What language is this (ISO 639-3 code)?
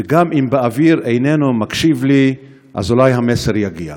heb